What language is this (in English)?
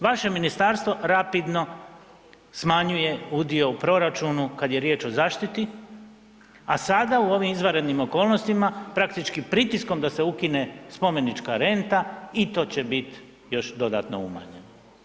Croatian